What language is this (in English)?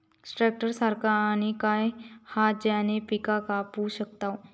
Marathi